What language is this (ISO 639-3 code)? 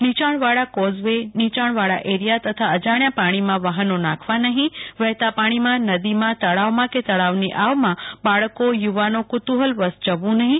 guj